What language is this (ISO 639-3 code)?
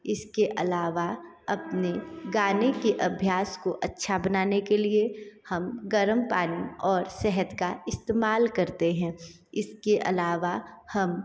hin